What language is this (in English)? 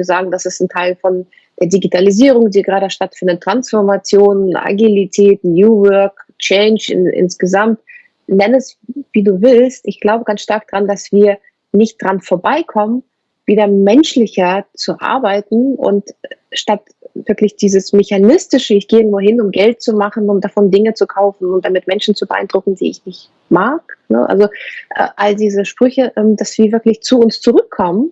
German